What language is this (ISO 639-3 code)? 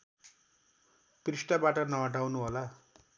nep